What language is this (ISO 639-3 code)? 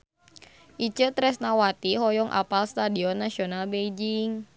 sun